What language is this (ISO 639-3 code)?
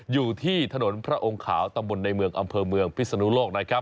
tha